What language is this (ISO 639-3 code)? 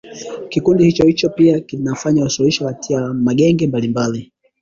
swa